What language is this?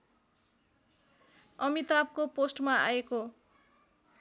Nepali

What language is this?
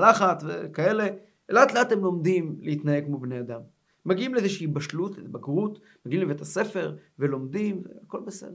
Hebrew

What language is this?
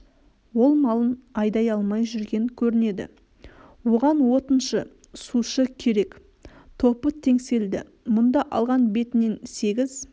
Kazakh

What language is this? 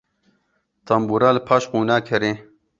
Kurdish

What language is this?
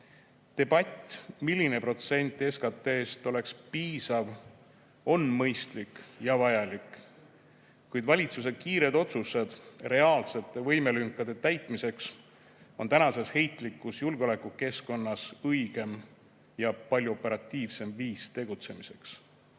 Estonian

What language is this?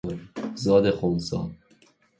Persian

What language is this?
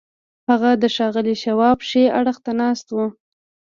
Pashto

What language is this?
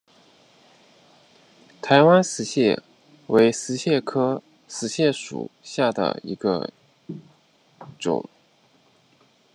Chinese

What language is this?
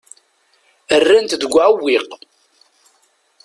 Kabyle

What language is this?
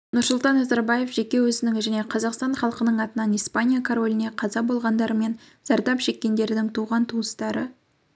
Kazakh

